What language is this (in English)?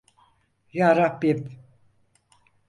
Turkish